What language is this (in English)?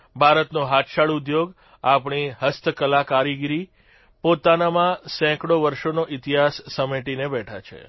Gujarati